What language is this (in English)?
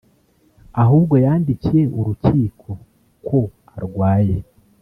Kinyarwanda